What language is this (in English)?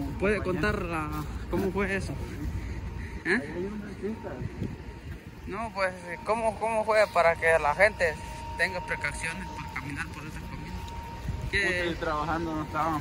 Spanish